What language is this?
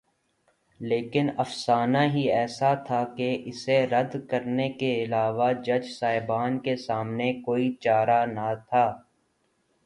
Urdu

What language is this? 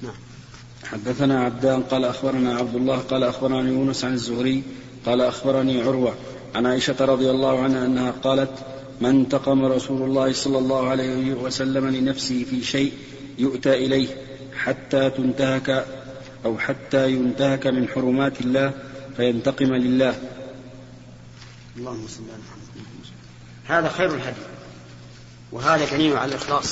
Arabic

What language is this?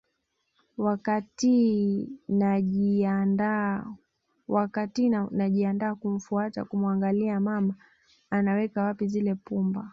Swahili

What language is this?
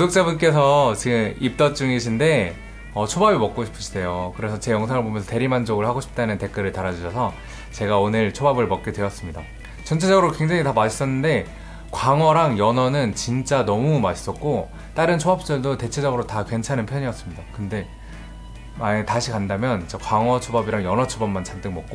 Korean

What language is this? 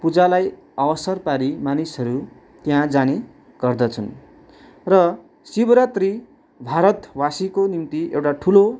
Nepali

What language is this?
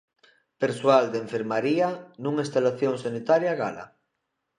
Galician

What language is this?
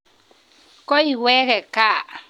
Kalenjin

